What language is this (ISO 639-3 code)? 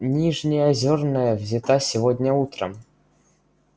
rus